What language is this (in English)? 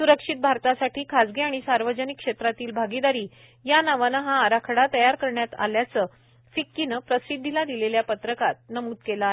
Marathi